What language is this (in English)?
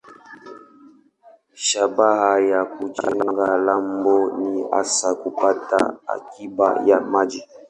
Swahili